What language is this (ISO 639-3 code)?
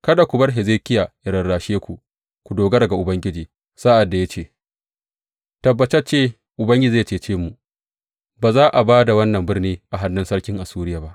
hau